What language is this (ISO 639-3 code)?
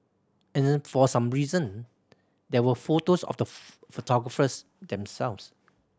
eng